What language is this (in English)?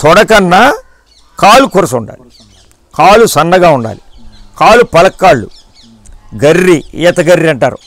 Telugu